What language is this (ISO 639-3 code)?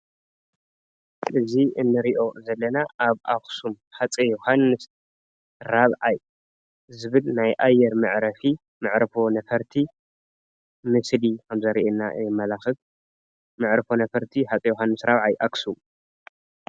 tir